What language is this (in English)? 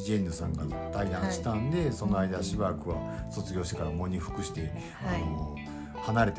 Japanese